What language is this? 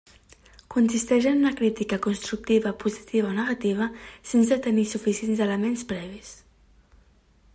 Catalan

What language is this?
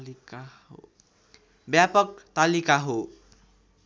Nepali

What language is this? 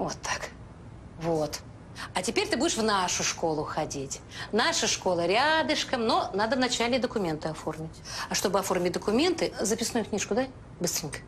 Russian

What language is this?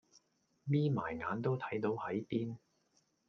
Cantonese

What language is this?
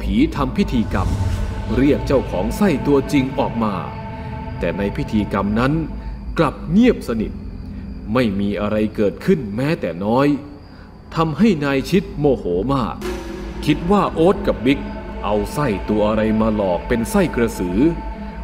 Thai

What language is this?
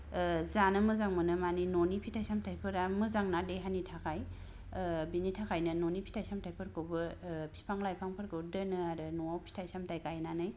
Bodo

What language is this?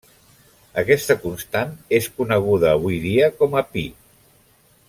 Catalan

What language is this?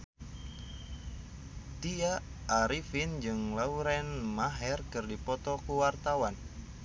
Sundanese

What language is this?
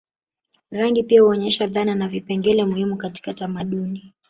Swahili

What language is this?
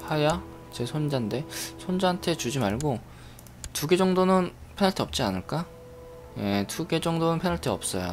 Korean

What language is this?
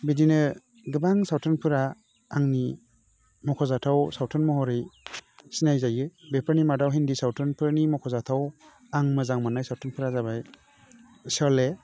Bodo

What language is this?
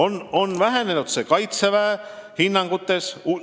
Estonian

